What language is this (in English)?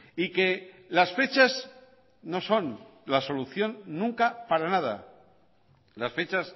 Spanish